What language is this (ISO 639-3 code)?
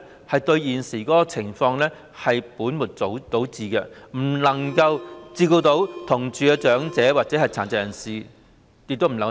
yue